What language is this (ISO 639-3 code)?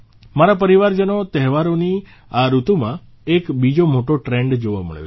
guj